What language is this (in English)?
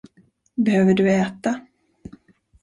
Swedish